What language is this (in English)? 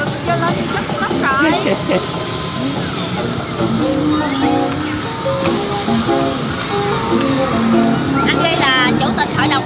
Vietnamese